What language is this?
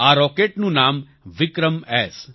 Gujarati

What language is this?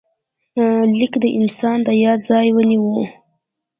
Pashto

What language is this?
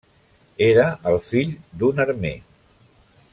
Catalan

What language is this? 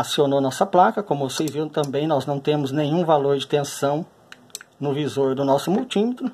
Portuguese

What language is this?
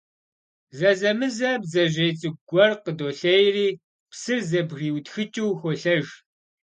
Kabardian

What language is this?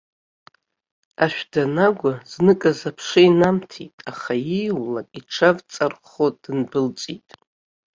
Abkhazian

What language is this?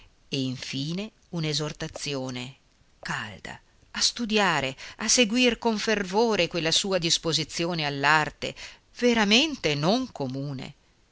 Italian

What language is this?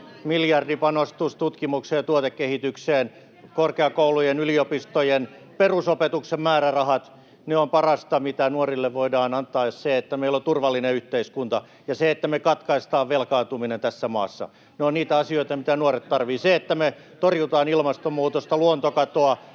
Finnish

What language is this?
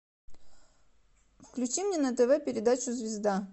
Russian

